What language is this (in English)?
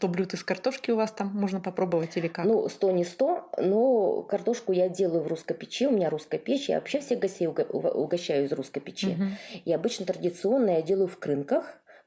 Russian